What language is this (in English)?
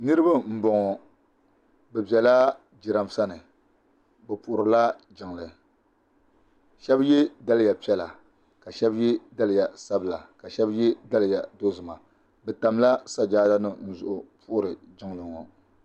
Dagbani